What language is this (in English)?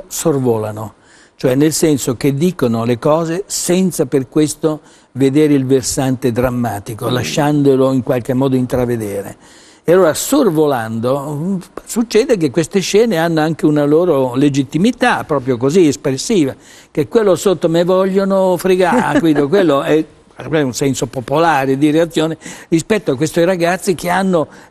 Italian